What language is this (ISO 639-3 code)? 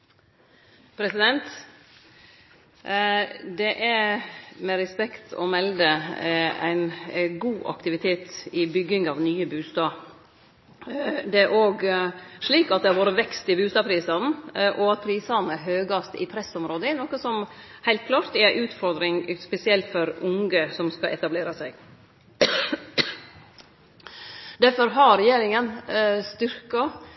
nno